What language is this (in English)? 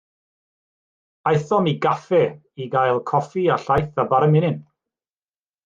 Welsh